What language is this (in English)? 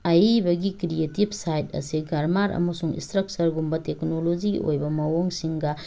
Manipuri